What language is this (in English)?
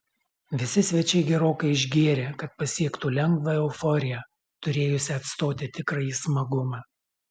Lithuanian